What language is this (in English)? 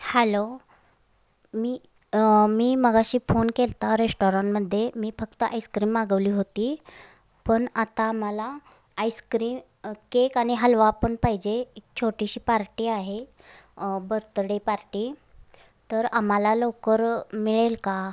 Marathi